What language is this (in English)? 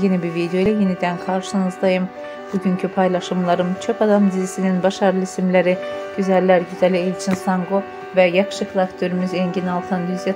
Turkish